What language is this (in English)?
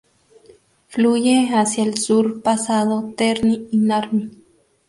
Spanish